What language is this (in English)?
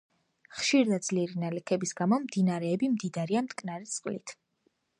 Georgian